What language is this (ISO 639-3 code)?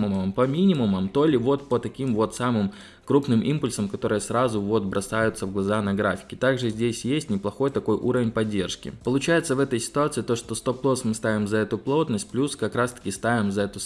rus